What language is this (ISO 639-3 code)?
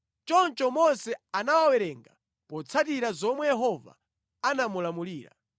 nya